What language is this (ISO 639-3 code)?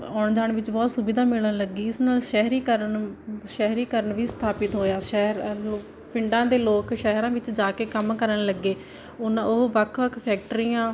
pan